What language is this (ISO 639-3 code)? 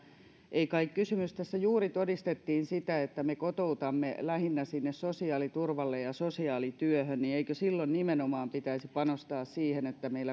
fin